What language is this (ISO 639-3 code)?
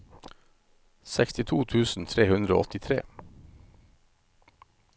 nor